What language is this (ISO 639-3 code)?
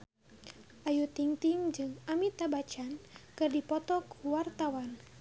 sun